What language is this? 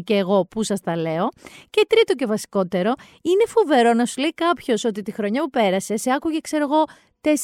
Greek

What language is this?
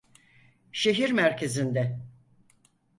Turkish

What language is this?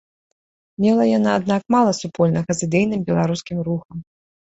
Belarusian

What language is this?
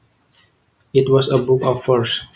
Javanese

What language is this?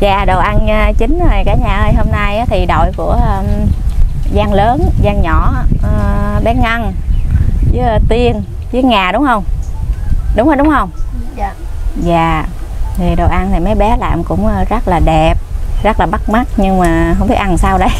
Vietnamese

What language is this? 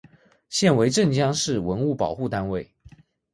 Chinese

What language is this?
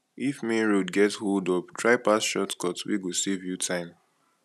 Nigerian Pidgin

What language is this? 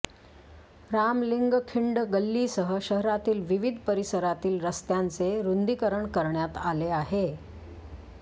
Marathi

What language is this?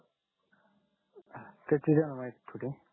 Marathi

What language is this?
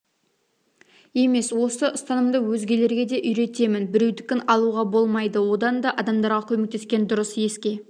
Kazakh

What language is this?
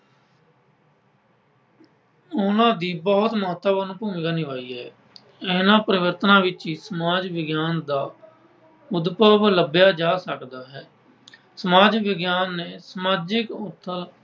Punjabi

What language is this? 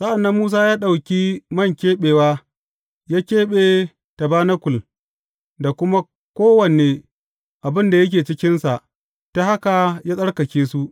Hausa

